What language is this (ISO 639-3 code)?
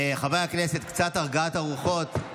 heb